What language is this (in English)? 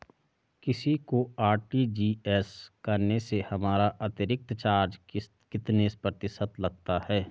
Hindi